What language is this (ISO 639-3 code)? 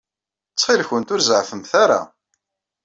kab